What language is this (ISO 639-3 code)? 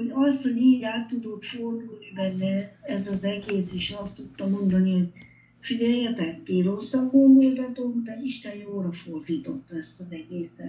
hun